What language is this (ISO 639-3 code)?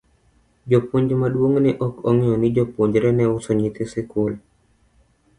luo